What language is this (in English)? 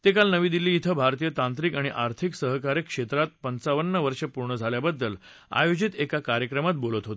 Marathi